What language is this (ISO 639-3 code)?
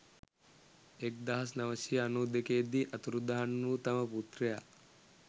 sin